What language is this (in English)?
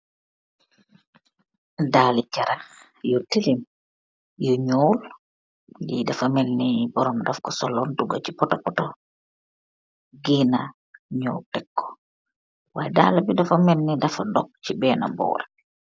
Wolof